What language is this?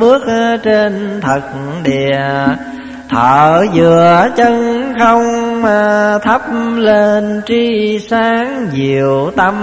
Vietnamese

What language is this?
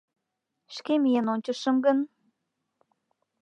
Mari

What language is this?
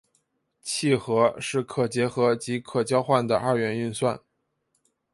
Chinese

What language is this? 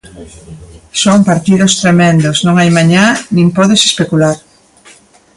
Galician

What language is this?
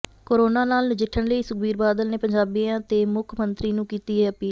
Punjabi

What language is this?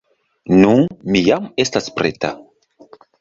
Esperanto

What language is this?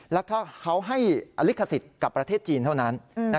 Thai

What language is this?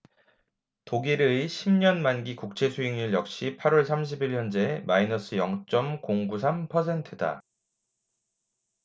Korean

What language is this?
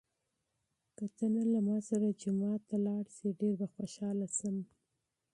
Pashto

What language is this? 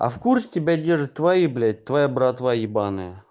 Russian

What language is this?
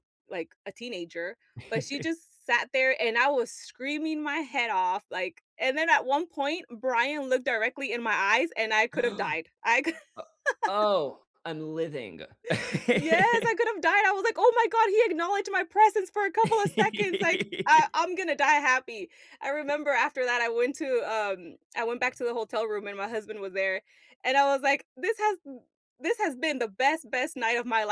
English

